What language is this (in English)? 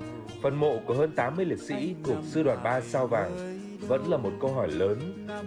Vietnamese